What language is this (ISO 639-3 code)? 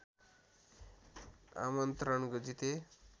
nep